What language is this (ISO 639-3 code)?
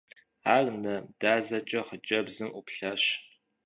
kbd